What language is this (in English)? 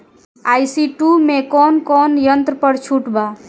Bhojpuri